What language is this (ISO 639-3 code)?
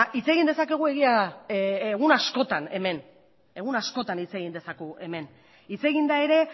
eus